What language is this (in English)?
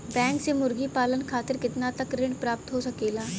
Bhojpuri